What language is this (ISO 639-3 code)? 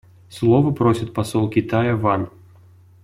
rus